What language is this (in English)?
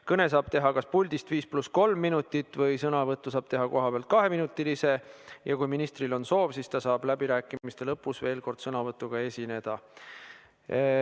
Estonian